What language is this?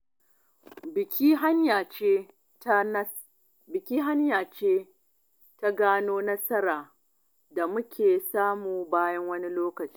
Hausa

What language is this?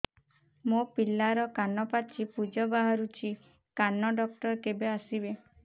Odia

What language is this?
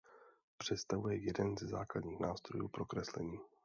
Czech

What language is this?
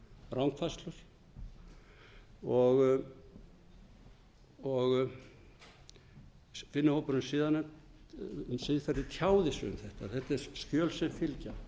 Icelandic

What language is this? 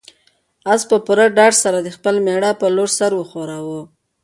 Pashto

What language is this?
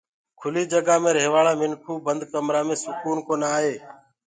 Gurgula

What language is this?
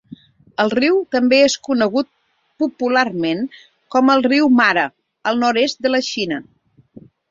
Catalan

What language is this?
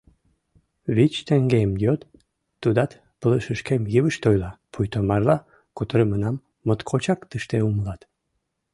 Mari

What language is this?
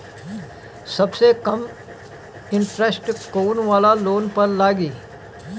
Bhojpuri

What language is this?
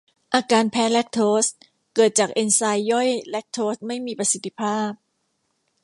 Thai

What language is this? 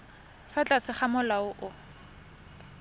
Tswana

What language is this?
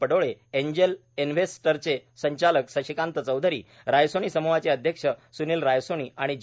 Marathi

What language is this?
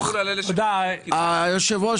Hebrew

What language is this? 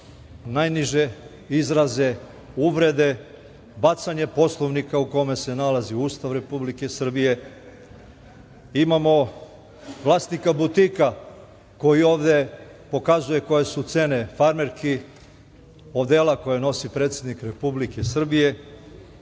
Serbian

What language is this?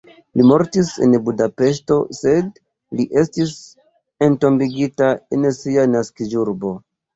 Esperanto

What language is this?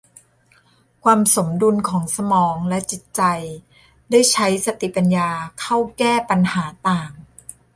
Thai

